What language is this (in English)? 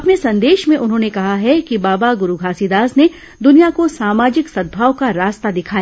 Hindi